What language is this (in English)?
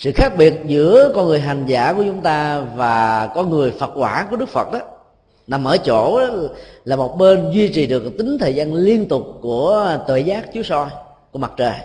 Vietnamese